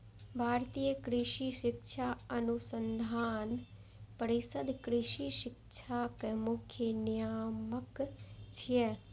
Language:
Maithili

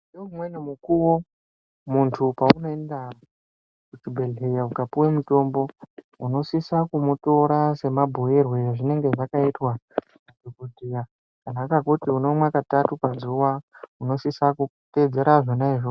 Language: Ndau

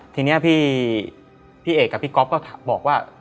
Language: Thai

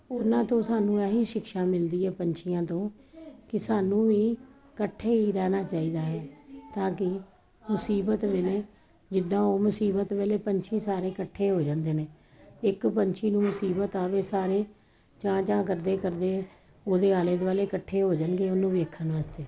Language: Punjabi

